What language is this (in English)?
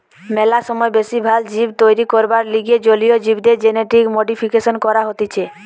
Bangla